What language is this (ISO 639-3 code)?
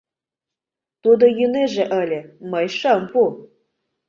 chm